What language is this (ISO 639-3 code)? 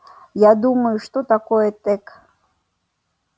rus